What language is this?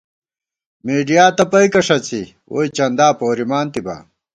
Gawar-Bati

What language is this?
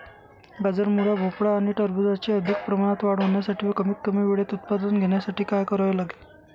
Marathi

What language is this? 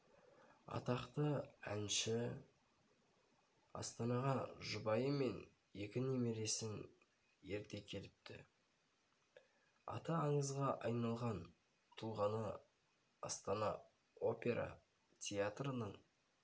Kazakh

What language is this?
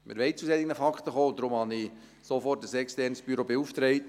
Swiss German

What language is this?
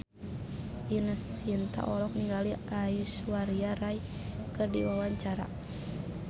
Sundanese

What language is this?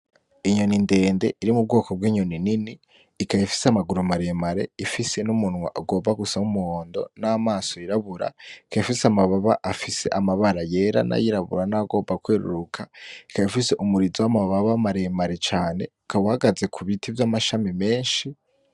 Rundi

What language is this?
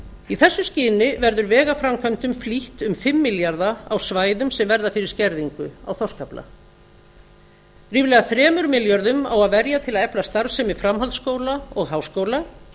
Icelandic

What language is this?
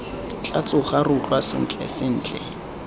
Tswana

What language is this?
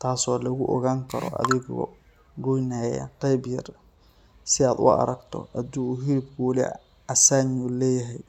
Somali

